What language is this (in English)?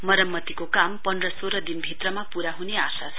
Nepali